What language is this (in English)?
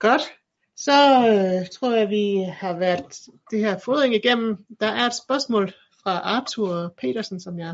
Danish